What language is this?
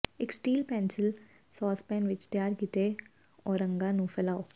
Punjabi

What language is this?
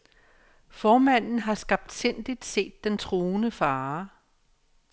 Danish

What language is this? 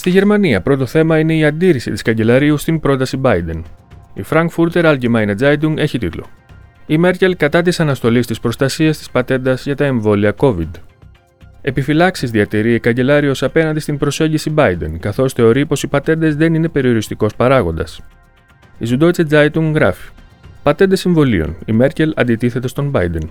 Greek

